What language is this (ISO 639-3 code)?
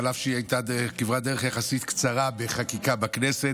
heb